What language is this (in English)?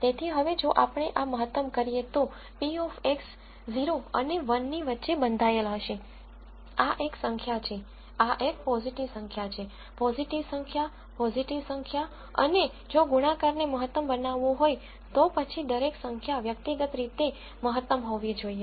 Gujarati